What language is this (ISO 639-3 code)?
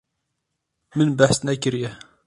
kur